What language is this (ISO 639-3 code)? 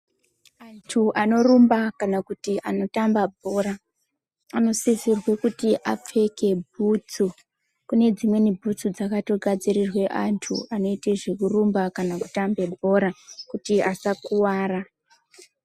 ndc